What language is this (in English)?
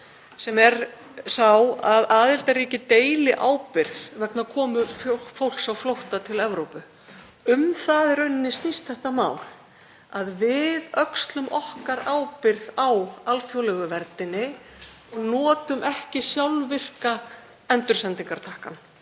Icelandic